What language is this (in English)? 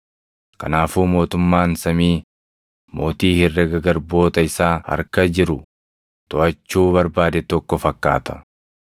Oromo